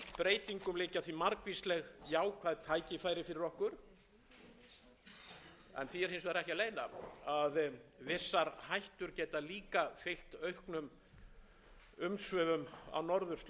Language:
Icelandic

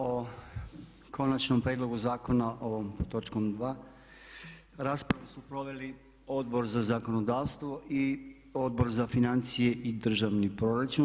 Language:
Croatian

